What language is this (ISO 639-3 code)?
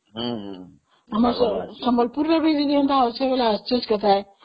ori